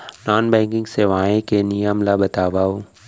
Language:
Chhattisgarhi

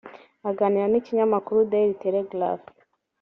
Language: Kinyarwanda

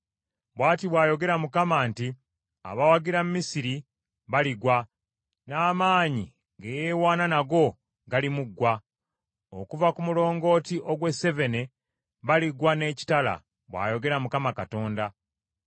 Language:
Ganda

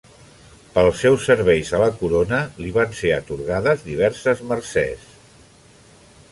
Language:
Catalan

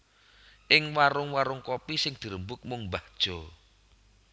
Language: Javanese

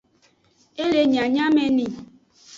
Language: Aja (Benin)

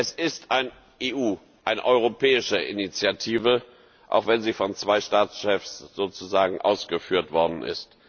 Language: German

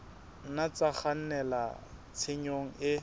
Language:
Southern Sotho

